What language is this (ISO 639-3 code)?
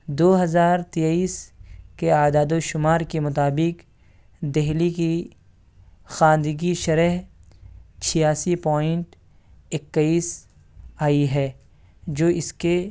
urd